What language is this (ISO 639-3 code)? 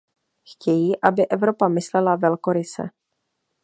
ces